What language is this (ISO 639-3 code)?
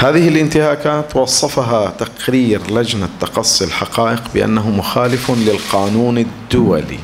ara